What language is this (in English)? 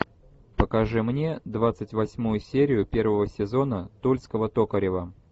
Russian